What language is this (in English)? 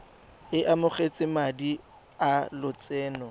Tswana